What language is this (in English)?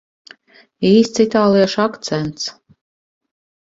Latvian